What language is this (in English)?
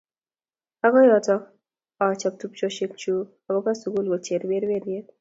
Kalenjin